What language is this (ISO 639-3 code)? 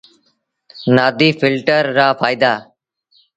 sbn